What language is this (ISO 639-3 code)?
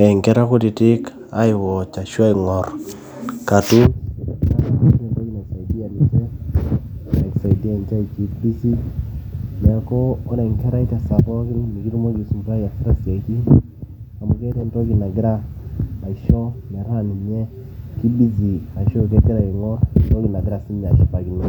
mas